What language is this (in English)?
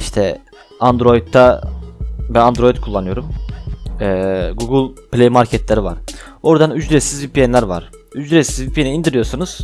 Turkish